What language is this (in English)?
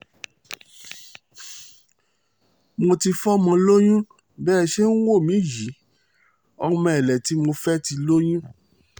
Yoruba